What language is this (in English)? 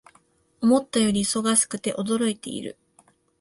Japanese